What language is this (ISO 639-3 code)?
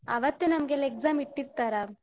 kan